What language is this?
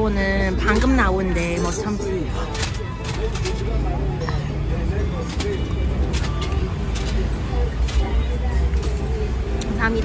Korean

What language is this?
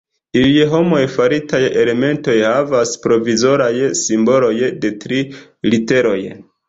Esperanto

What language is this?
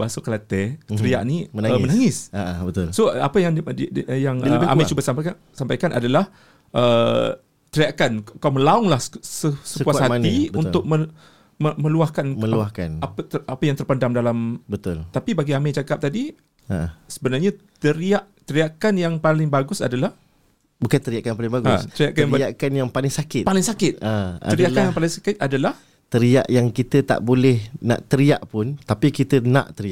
Malay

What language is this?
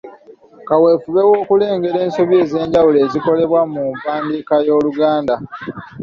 Ganda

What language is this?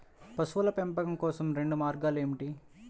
Telugu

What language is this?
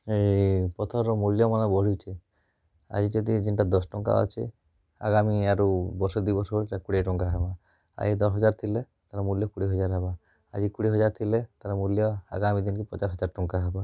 Odia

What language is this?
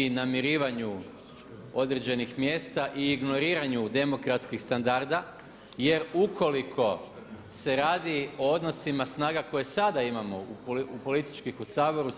Croatian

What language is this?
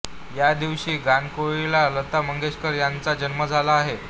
Marathi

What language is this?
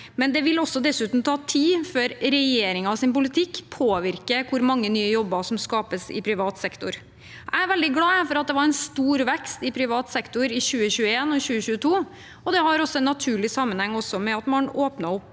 Norwegian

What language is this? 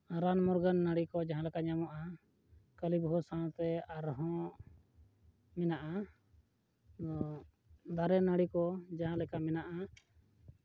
Santali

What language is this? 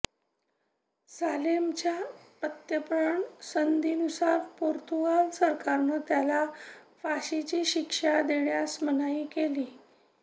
Marathi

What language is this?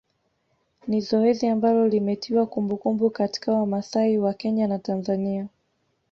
Swahili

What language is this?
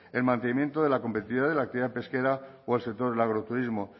Spanish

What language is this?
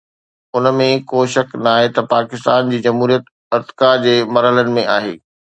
Sindhi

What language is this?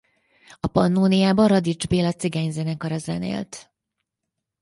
Hungarian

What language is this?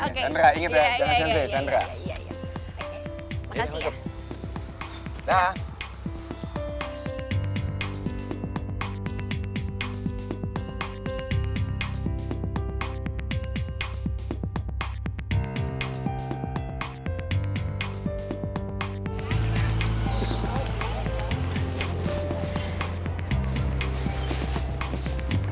Indonesian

